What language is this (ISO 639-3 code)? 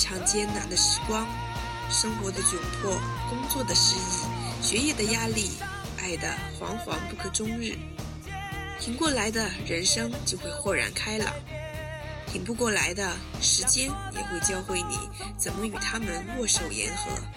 zho